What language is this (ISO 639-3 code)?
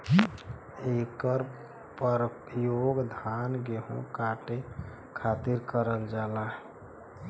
bho